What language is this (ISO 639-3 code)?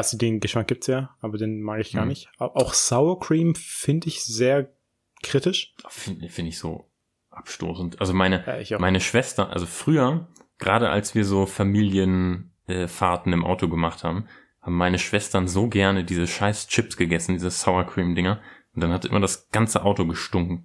deu